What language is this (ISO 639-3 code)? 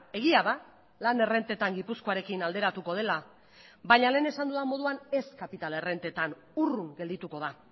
eus